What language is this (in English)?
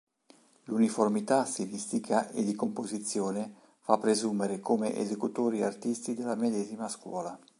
Italian